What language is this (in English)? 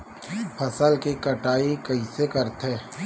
Chhattisgarhi